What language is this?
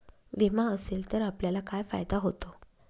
Marathi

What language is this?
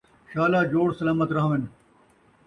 Saraiki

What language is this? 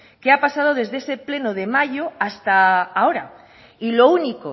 Spanish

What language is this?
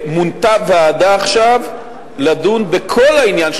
Hebrew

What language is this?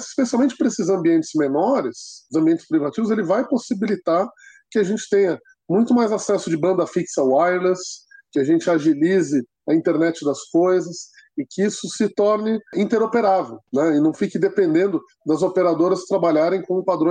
Portuguese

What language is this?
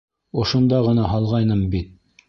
Bashkir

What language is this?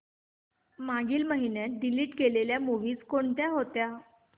Marathi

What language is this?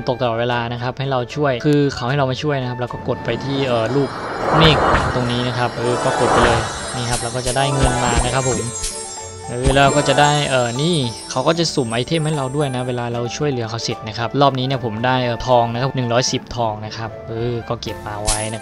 Thai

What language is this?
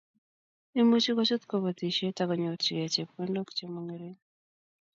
Kalenjin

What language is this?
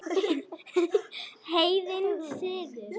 Icelandic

